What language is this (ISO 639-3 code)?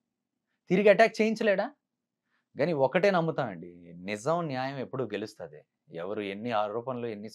tel